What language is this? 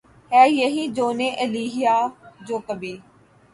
Urdu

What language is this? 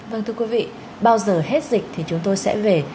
Vietnamese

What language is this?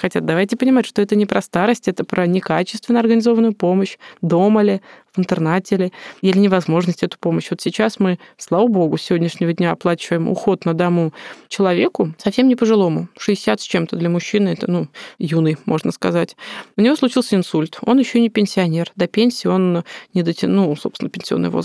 Russian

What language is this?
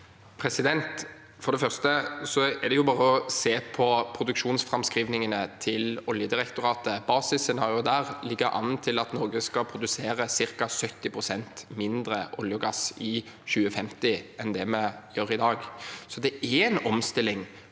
Norwegian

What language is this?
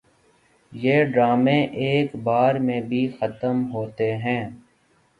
Urdu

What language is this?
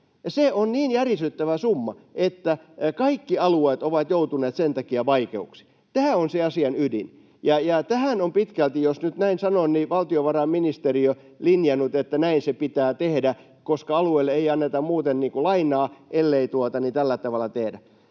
Finnish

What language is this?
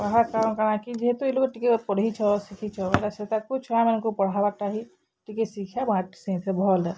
Odia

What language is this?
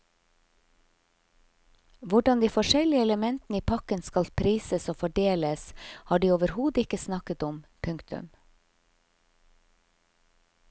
Norwegian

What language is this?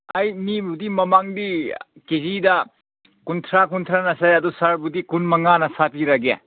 Manipuri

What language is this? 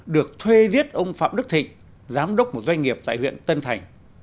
Vietnamese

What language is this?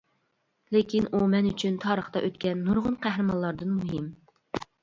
Uyghur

